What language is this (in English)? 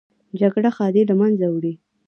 Pashto